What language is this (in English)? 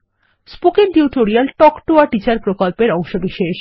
Bangla